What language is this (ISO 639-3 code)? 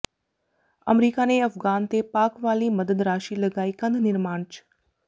pan